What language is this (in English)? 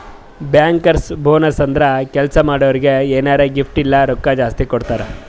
Kannada